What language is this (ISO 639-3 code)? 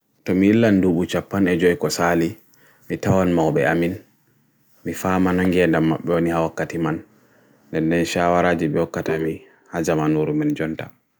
fui